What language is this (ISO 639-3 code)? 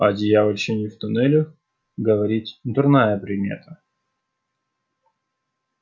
rus